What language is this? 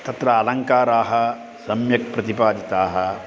Sanskrit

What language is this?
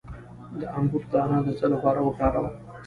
Pashto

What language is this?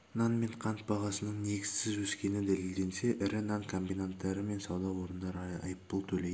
Kazakh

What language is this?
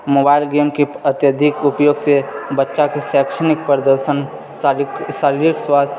Maithili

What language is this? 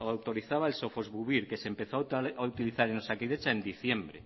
Spanish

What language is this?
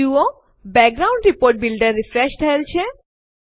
Gujarati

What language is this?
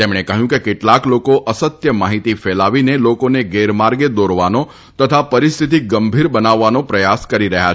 Gujarati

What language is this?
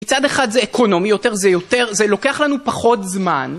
Hebrew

